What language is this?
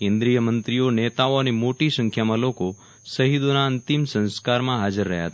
Gujarati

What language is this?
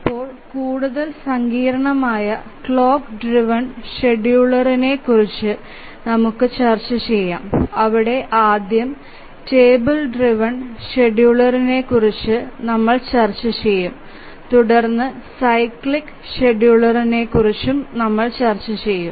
Malayalam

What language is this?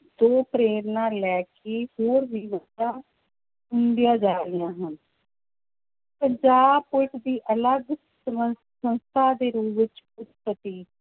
Punjabi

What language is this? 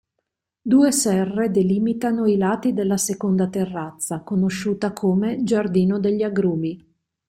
Italian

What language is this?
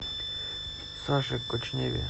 Russian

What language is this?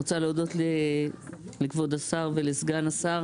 Hebrew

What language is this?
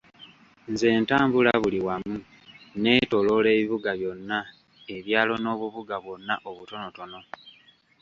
Ganda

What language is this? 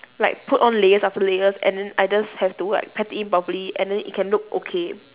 English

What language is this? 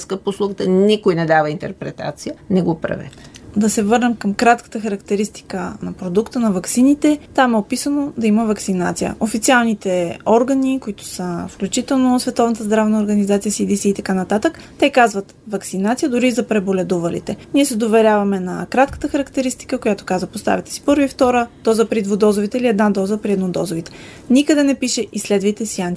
Bulgarian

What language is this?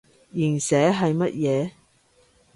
Cantonese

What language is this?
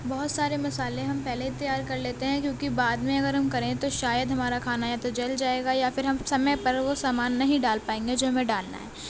Urdu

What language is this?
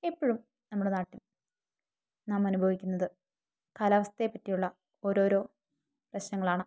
Malayalam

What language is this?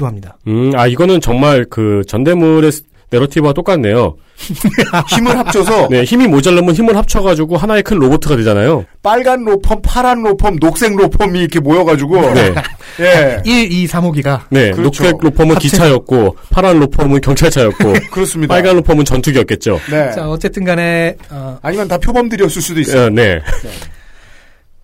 Korean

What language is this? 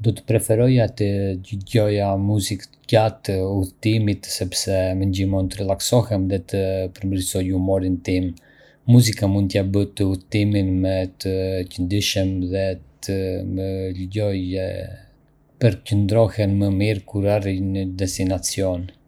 Arbëreshë Albanian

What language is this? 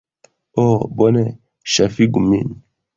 Esperanto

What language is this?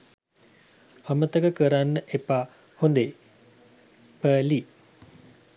Sinhala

